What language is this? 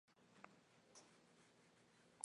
Spanish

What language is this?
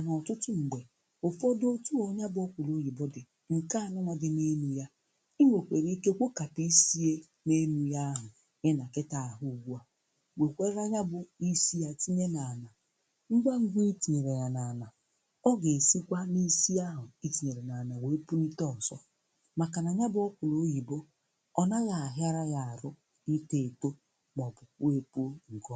Igbo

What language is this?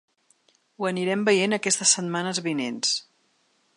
Catalan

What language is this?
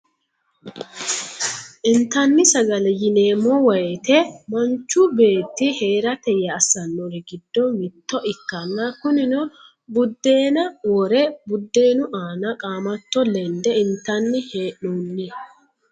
Sidamo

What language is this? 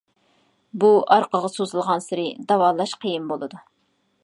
Uyghur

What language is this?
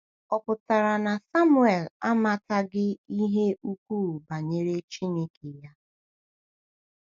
Igbo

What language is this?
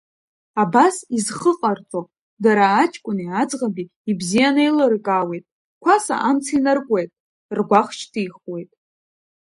Abkhazian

